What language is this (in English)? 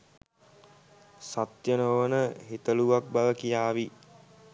Sinhala